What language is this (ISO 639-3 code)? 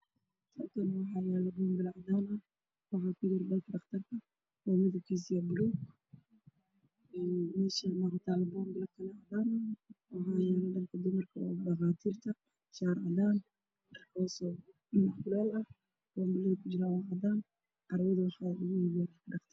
som